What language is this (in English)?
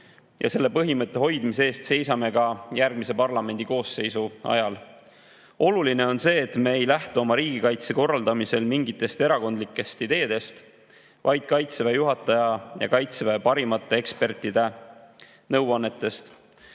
Estonian